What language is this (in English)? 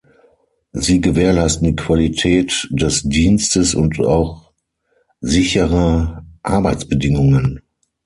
German